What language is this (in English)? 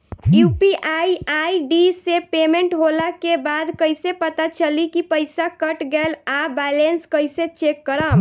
Bhojpuri